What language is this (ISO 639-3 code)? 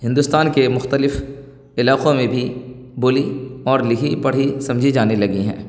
urd